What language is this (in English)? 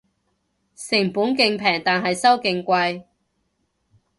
Cantonese